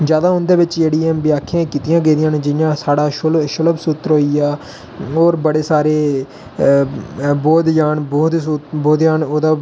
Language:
Dogri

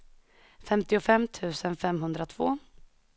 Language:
Swedish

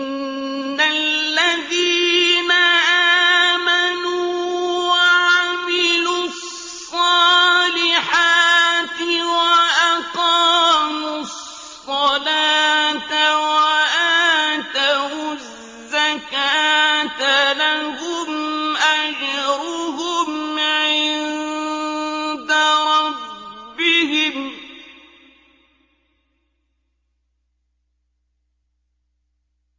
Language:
Arabic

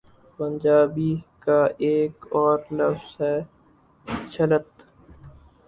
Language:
Urdu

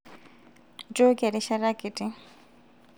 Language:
Masai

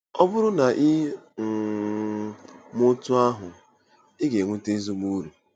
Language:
Igbo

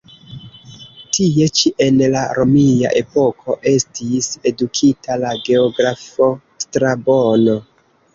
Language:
Esperanto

